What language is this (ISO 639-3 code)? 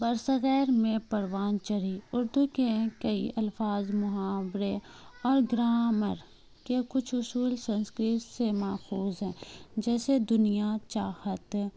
urd